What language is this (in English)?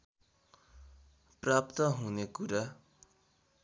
Nepali